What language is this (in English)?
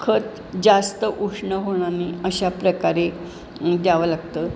Marathi